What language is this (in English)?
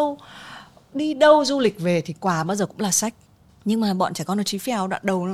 Vietnamese